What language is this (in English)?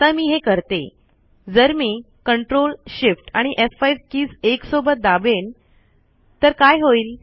Marathi